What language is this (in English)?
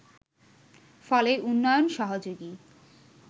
Bangla